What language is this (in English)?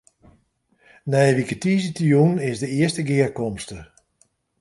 Western Frisian